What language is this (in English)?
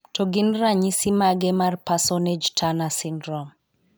Luo (Kenya and Tanzania)